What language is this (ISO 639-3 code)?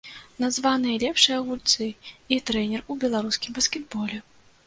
bel